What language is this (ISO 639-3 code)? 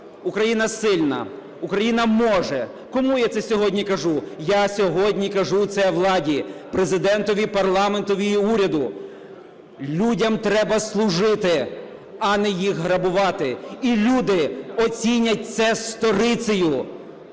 ukr